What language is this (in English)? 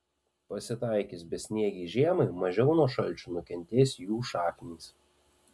Lithuanian